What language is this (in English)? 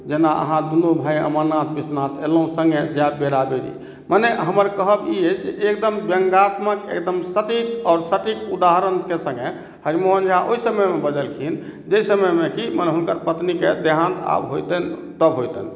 Maithili